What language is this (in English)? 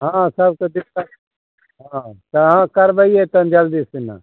Maithili